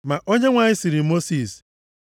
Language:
Igbo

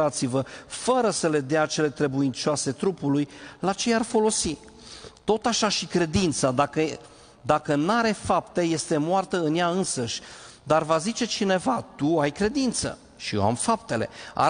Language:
Romanian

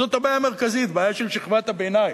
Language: Hebrew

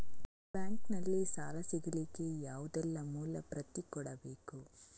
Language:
Kannada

